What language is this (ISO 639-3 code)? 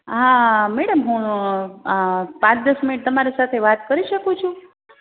guj